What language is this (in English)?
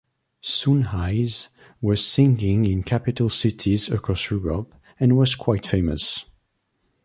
English